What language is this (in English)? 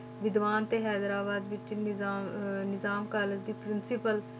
Punjabi